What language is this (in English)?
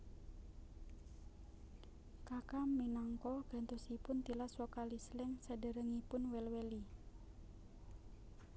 Javanese